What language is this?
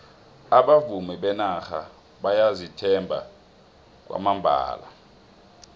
South Ndebele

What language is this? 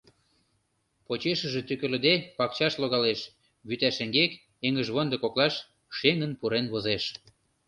Mari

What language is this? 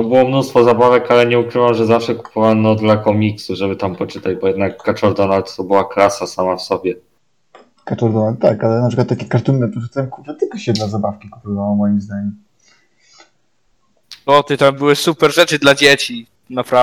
Polish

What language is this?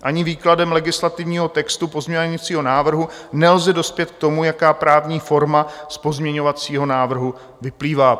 Czech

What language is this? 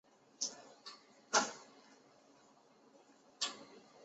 Chinese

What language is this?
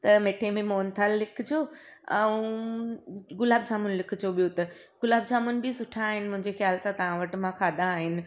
Sindhi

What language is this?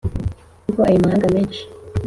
Kinyarwanda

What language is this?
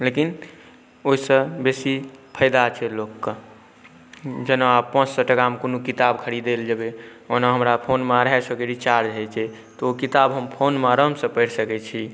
Maithili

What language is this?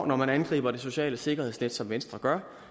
Danish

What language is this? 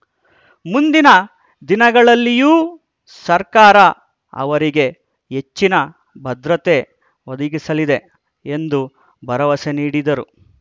Kannada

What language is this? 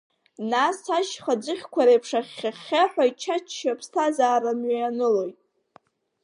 Abkhazian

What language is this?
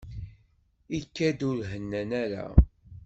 Kabyle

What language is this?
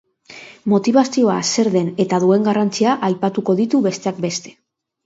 Basque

